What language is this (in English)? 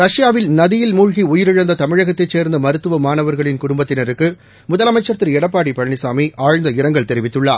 Tamil